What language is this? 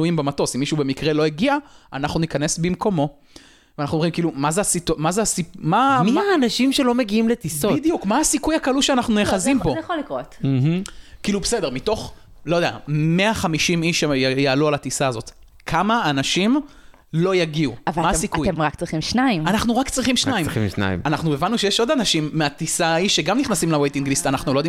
Hebrew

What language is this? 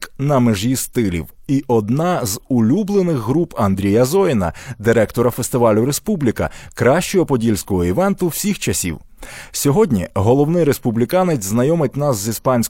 Ukrainian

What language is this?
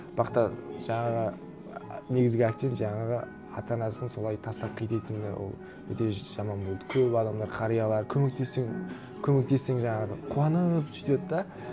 Kazakh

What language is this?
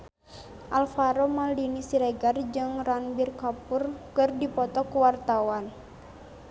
Sundanese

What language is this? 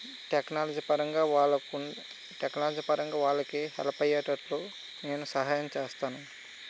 Telugu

